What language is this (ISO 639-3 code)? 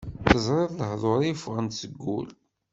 kab